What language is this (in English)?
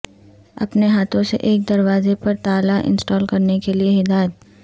Urdu